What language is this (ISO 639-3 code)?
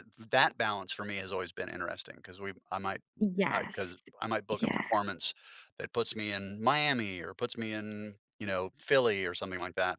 eng